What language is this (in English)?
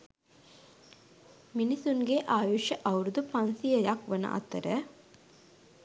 Sinhala